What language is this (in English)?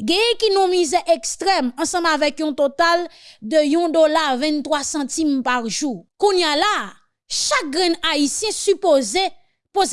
French